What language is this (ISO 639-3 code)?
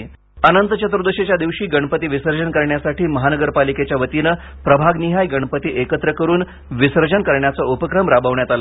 mar